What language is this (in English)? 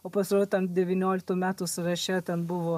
Lithuanian